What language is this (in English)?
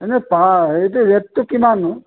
Assamese